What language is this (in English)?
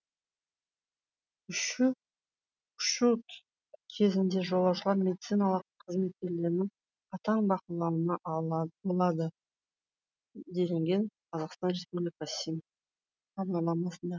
Kazakh